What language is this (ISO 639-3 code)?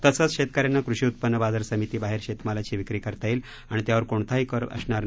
mar